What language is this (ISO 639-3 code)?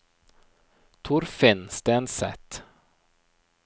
nor